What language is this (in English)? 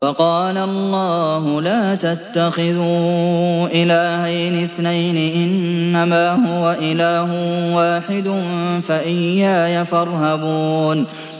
Arabic